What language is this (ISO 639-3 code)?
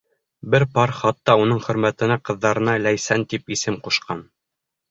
bak